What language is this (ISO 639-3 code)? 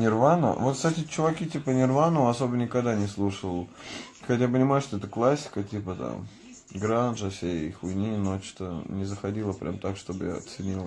rus